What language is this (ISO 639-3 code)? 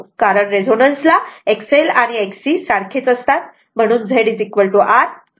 mar